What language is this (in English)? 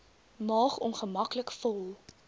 Afrikaans